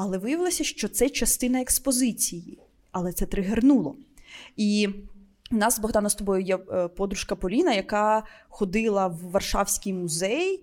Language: Ukrainian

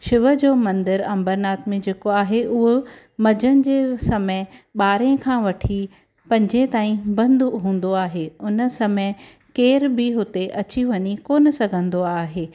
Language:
Sindhi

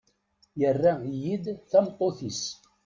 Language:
Kabyle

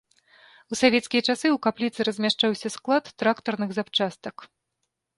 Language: Belarusian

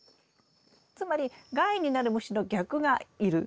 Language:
Japanese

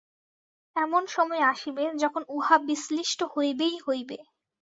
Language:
Bangla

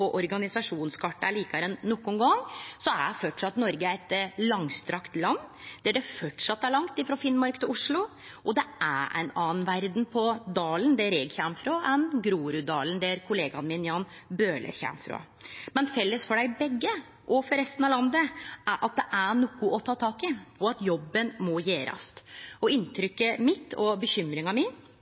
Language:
Norwegian Nynorsk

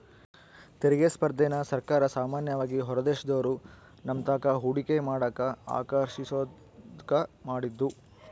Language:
Kannada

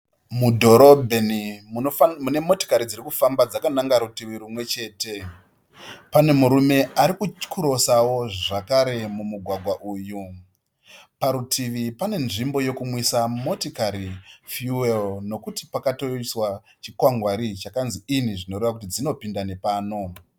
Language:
Shona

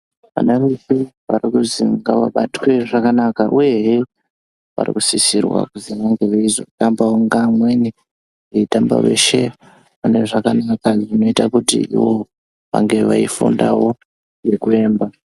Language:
Ndau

